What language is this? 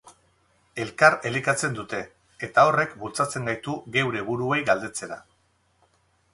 Basque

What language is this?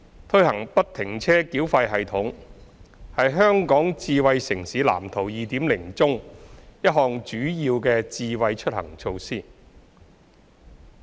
Cantonese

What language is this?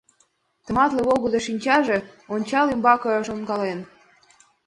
Mari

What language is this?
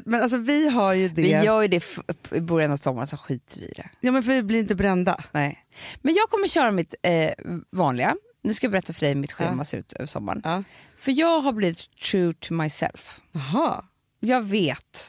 Swedish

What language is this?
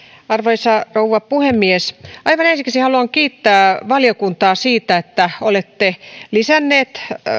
Finnish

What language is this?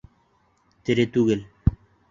Bashkir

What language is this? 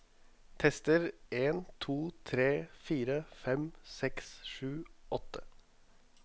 Norwegian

